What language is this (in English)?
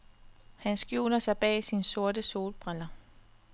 Danish